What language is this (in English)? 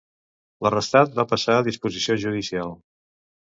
Catalan